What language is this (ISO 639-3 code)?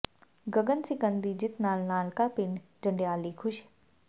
pan